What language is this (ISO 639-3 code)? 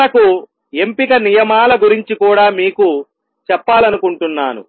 tel